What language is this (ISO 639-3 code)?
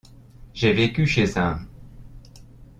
fra